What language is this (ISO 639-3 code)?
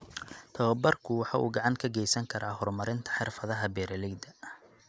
som